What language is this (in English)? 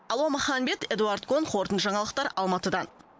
Kazakh